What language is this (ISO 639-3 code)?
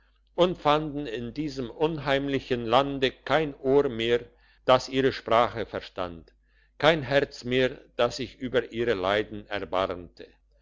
deu